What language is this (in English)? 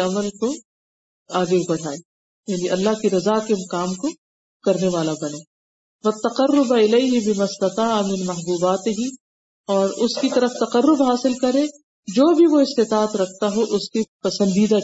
Urdu